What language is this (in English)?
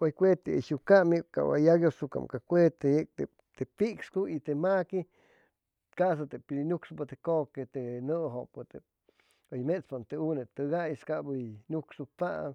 Chimalapa Zoque